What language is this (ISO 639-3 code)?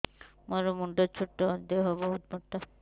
ori